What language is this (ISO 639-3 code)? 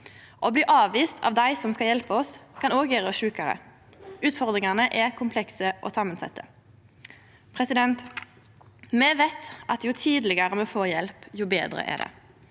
nor